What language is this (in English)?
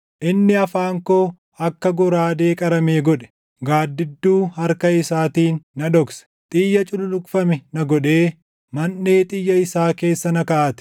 Oromo